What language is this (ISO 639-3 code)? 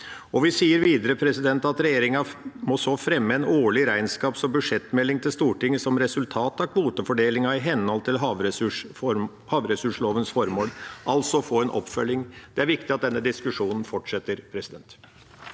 nor